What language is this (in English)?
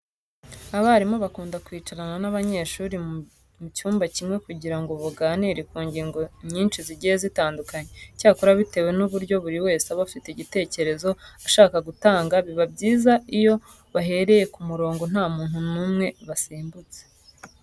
Kinyarwanda